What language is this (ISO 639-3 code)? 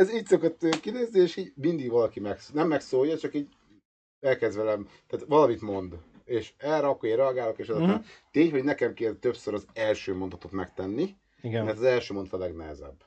hun